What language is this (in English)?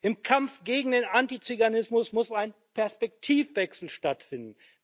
German